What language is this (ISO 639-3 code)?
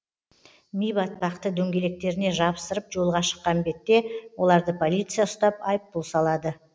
kaz